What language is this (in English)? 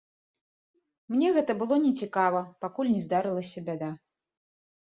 Belarusian